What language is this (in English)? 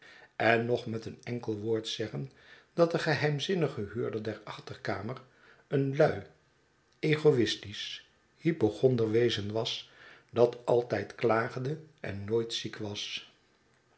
Dutch